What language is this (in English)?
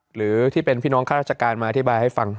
Thai